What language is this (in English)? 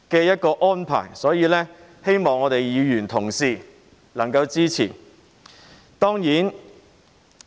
Cantonese